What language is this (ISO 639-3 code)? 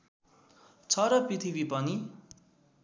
nep